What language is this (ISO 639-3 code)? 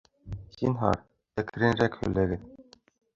bak